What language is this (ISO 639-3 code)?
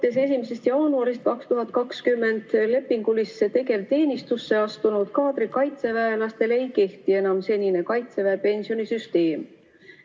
est